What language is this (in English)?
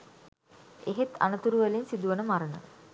Sinhala